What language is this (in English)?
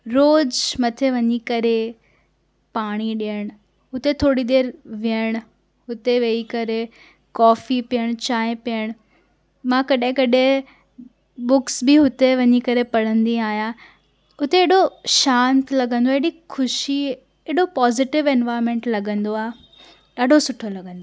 Sindhi